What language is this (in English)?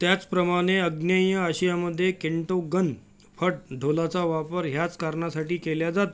Marathi